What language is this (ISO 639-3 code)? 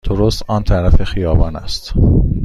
fas